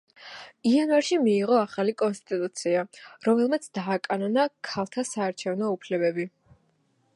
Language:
Georgian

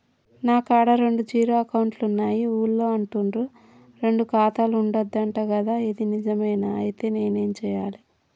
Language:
Telugu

